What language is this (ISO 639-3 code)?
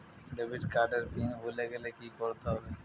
ben